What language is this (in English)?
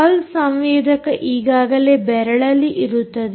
Kannada